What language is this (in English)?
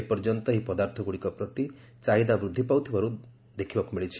Odia